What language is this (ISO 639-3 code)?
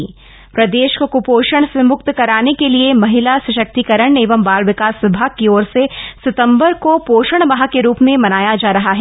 hin